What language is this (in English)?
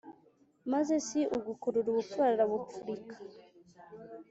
Kinyarwanda